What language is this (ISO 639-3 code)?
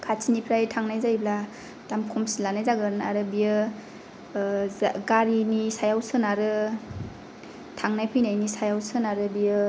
brx